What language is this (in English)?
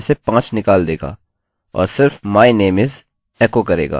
Hindi